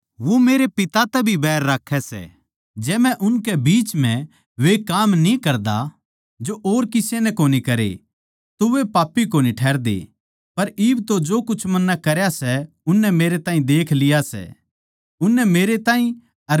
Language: Haryanvi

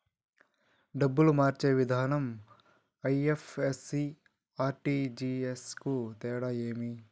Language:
Telugu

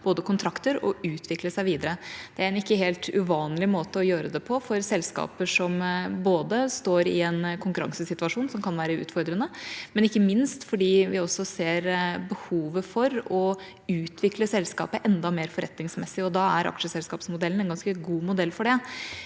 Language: Norwegian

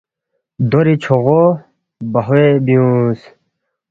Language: Balti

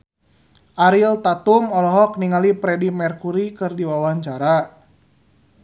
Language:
Sundanese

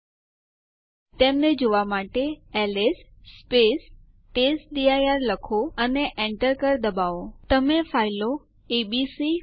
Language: Gujarati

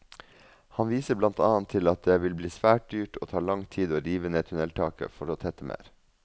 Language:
Norwegian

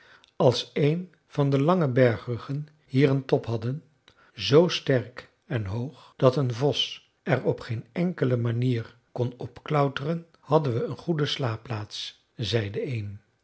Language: Dutch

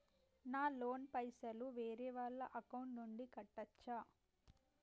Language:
Telugu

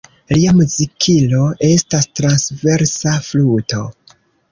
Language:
Esperanto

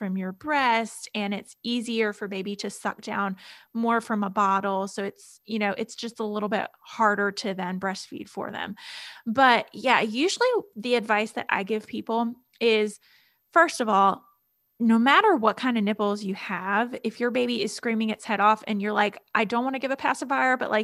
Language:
English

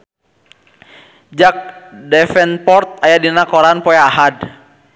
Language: Sundanese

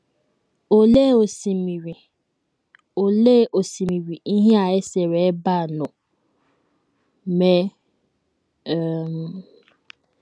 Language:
Igbo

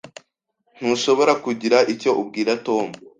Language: Kinyarwanda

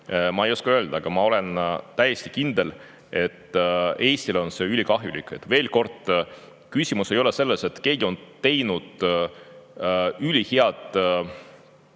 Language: Estonian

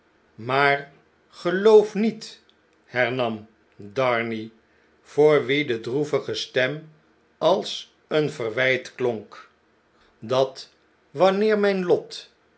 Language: Dutch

